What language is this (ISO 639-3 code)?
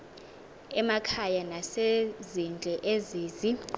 xho